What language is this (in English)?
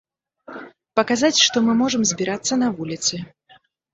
Belarusian